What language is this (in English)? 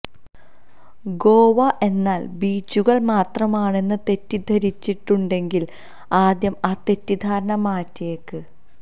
Malayalam